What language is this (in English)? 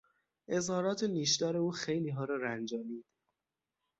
Persian